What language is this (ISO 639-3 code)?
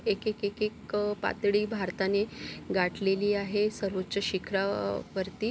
mar